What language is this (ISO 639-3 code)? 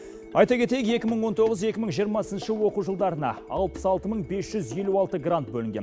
kaz